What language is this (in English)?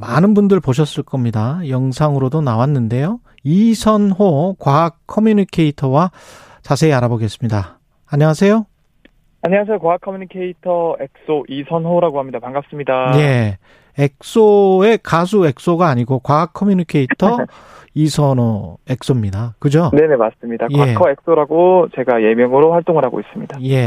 Korean